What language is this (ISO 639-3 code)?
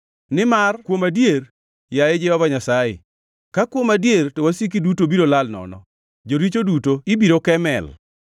luo